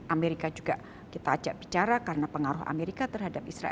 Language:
Indonesian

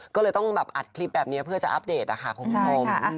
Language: Thai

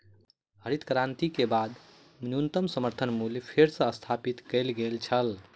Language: Maithili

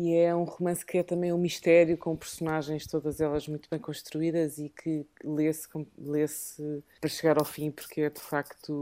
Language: Portuguese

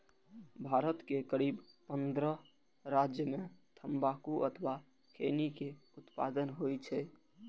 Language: Maithili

